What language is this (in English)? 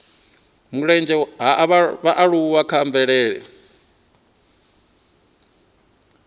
Venda